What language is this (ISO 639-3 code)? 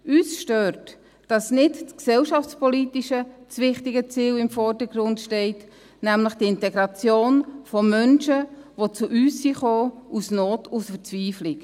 gsw